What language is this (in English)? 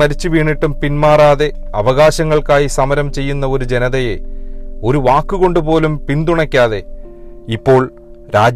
Malayalam